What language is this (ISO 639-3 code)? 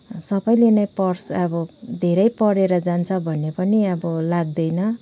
nep